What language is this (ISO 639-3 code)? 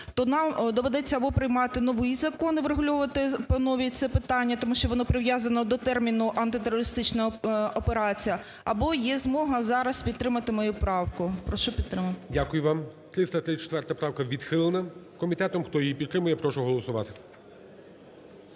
ukr